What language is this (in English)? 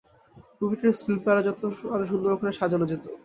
Bangla